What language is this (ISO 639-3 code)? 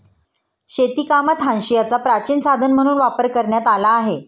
mar